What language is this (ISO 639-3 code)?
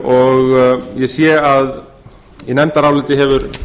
isl